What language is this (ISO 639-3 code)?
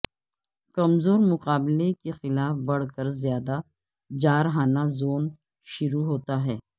urd